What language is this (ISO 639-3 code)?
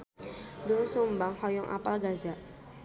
sun